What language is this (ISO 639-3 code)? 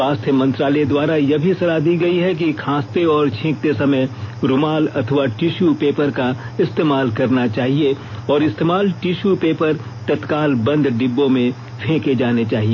hin